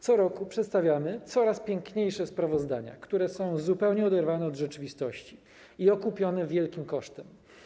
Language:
Polish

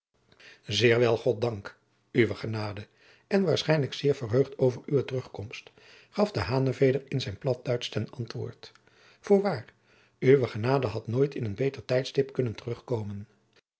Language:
Dutch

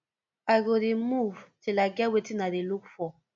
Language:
Nigerian Pidgin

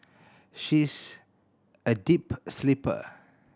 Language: English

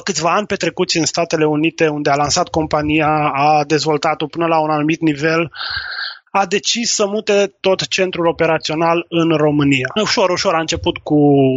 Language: Romanian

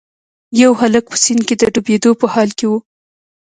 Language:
Pashto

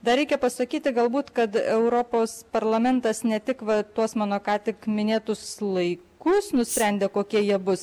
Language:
Lithuanian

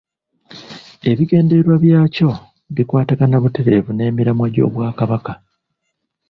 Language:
Ganda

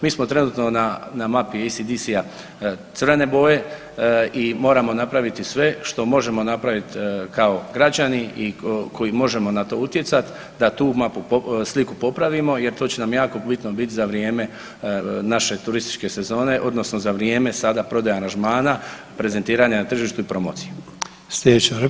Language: Croatian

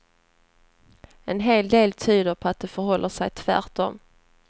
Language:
Swedish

